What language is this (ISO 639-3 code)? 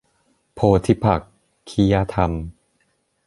tha